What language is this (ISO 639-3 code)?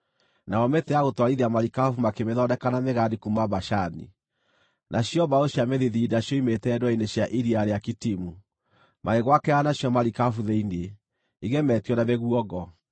kik